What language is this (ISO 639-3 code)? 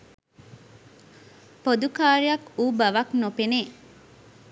sin